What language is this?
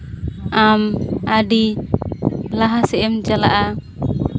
Santali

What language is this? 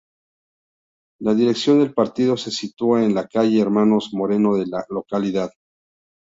Spanish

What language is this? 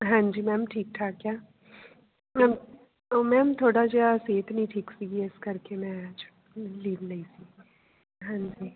Punjabi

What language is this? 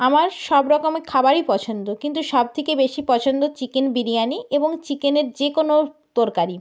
Bangla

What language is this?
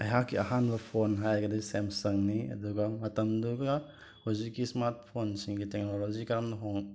Manipuri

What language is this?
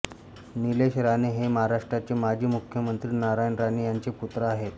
Marathi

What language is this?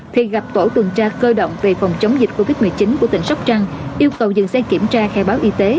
Vietnamese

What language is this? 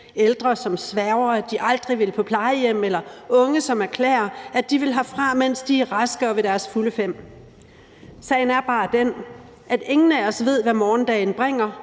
Danish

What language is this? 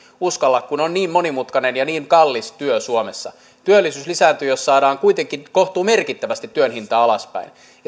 Finnish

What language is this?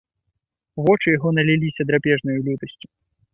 Belarusian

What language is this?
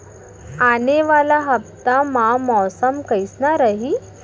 Chhattisgarhi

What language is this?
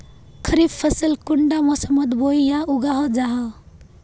Magahi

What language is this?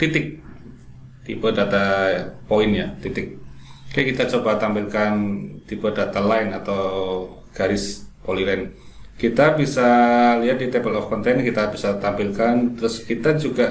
Indonesian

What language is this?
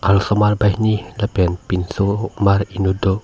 Karbi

